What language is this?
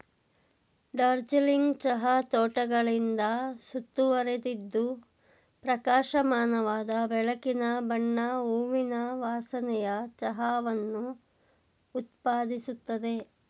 Kannada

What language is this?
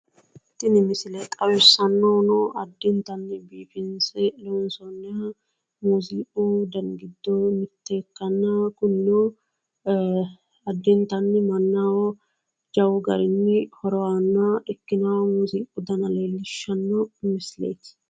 Sidamo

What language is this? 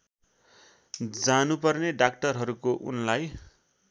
Nepali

